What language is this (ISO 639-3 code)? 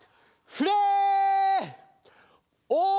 jpn